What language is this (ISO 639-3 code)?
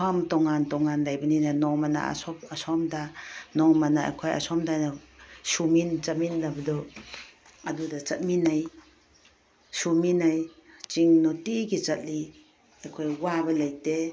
mni